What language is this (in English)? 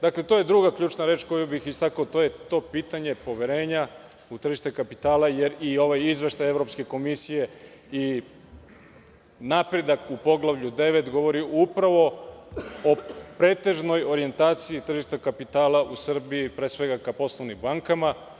Serbian